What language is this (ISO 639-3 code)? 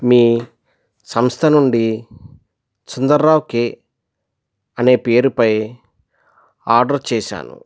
tel